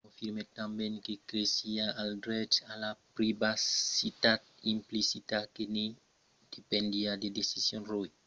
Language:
Occitan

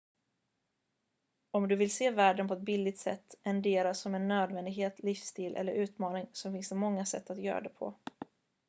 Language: Swedish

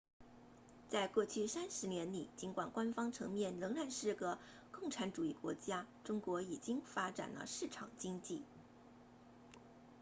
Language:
Chinese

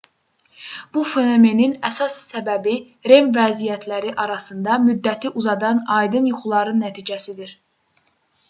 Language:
Azerbaijani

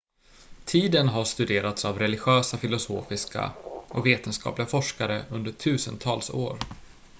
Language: Swedish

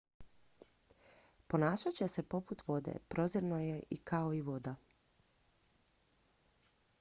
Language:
Croatian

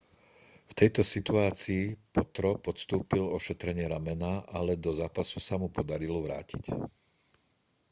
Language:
Slovak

